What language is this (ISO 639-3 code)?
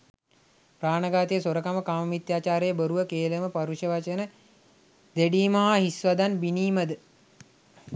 sin